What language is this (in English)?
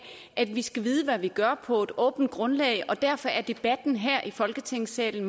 Danish